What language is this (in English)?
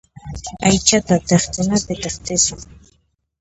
Puno Quechua